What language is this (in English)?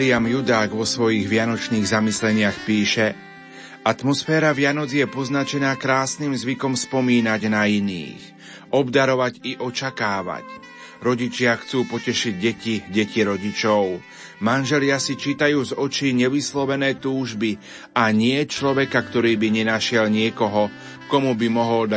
Slovak